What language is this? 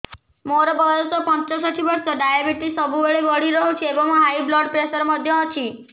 Odia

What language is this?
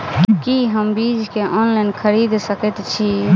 Maithili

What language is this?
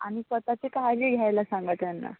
Marathi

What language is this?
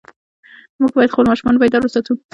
Pashto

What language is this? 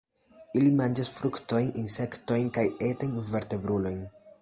Esperanto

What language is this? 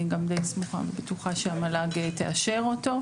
Hebrew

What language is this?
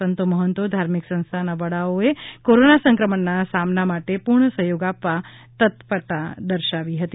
Gujarati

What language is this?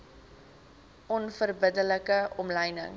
Afrikaans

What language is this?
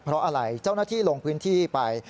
Thai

